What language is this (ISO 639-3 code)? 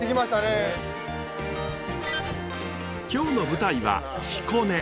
jpn